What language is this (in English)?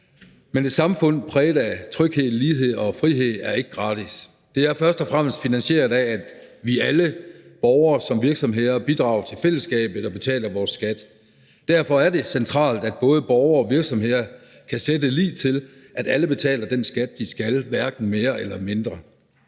Danish